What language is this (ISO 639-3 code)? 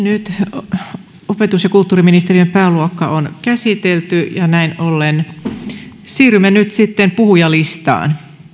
fin